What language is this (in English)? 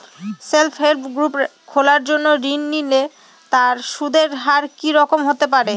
Bangla